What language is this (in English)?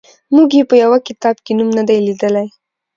Pashto